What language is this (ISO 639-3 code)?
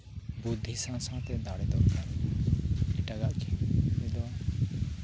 sat